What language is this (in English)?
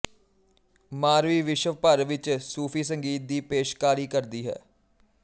Punjabi